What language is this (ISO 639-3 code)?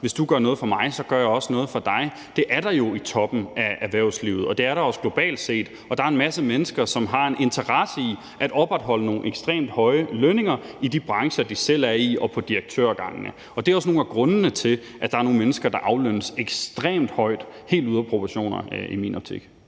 dan